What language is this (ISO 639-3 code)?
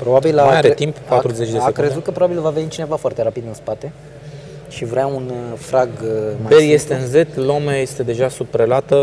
ron